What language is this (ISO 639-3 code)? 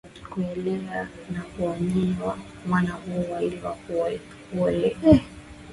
swa